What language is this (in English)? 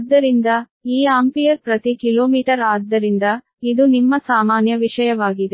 Kannada